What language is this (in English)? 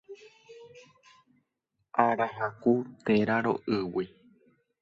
Guarani